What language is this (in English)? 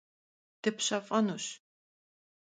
Kabardian